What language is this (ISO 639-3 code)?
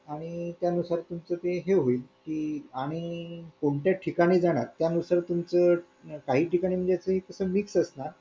mar